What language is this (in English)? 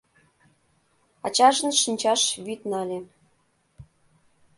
Mari